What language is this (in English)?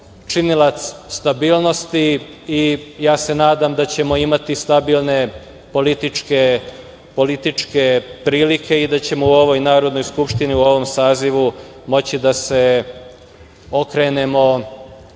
Serbian